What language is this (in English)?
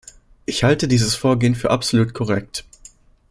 German